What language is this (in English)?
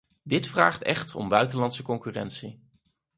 Dutch